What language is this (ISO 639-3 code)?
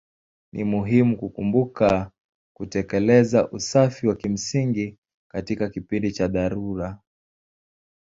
swa